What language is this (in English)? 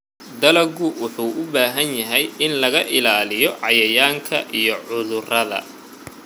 Somali